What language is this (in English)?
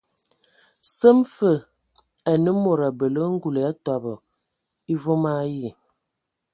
Ewondo